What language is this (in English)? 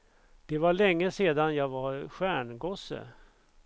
Swedish